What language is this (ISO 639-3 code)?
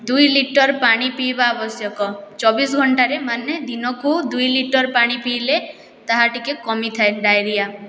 ori